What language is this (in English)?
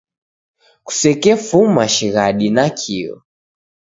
Taita